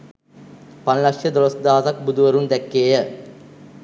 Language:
Sinhala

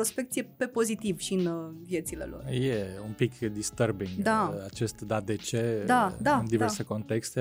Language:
Romanian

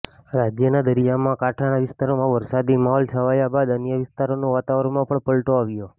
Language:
Gujarati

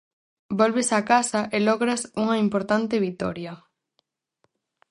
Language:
Galician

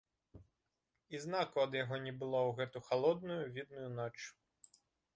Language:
Belarusian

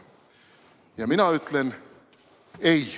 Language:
Estonian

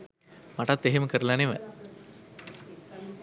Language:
Sinhala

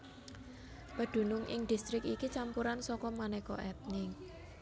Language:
Javanese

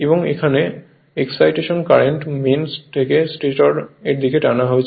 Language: Bangla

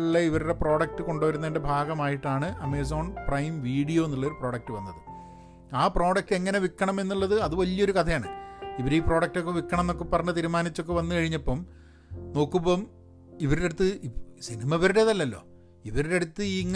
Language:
Malayalam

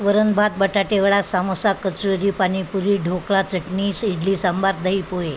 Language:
Marathi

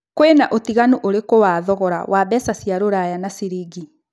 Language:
Kikuyu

